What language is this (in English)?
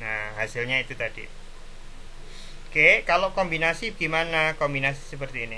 Indonesian